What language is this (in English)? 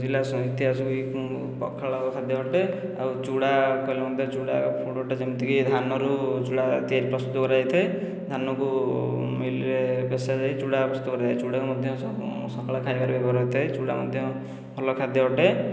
Odia